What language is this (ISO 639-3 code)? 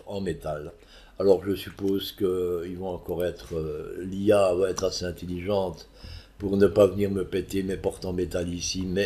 fra